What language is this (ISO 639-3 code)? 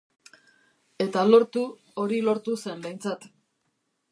eus